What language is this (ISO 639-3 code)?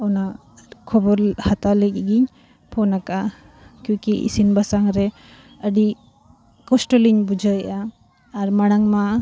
sat